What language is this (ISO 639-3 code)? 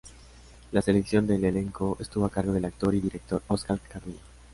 spa